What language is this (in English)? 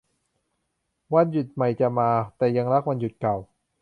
Thai